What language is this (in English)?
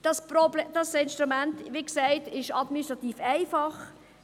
Swiss German